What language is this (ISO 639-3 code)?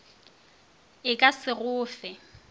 nso